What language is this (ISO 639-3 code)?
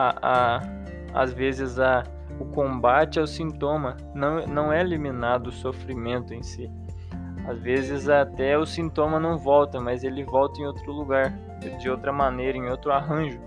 por